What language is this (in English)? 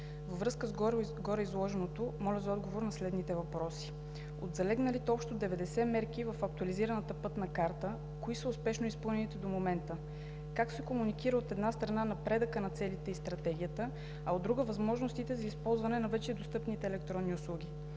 Bulgarian